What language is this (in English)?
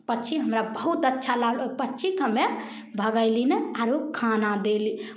Maithili